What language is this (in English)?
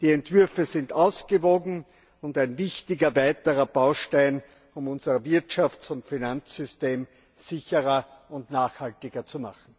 German